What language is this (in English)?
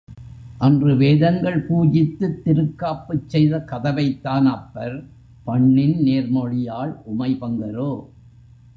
Tamil